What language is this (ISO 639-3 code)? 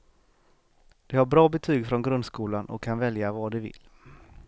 swe